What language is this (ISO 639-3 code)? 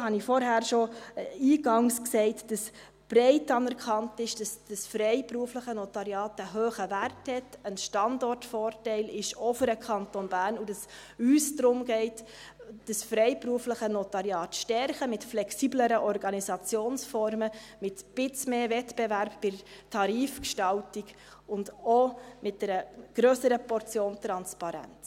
gsw